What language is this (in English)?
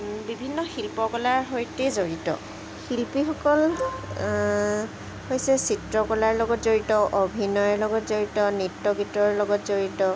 Assamese